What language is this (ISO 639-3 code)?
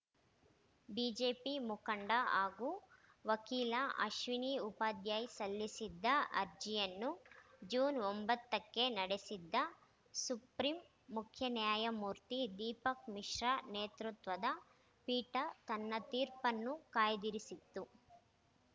kan